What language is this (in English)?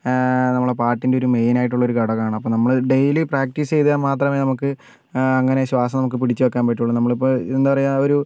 Malayalam